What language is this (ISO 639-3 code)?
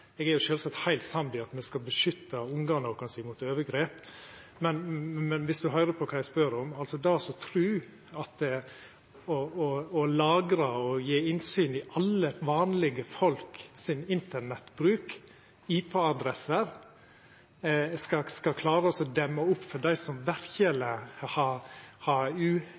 nno